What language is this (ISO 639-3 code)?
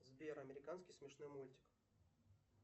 rus